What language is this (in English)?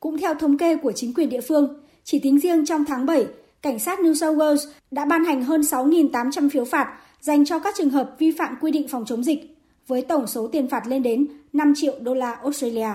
Vietnamese